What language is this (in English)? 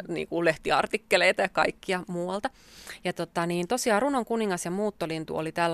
Finnish